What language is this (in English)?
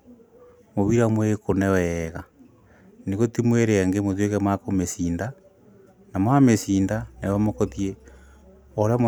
Kikuyu